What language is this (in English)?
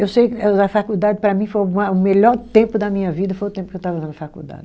Portuguese